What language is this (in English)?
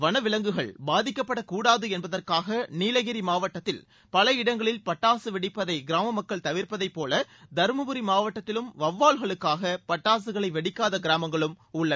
Tamil